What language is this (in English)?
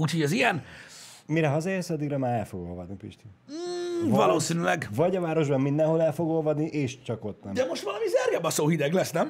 Hungarian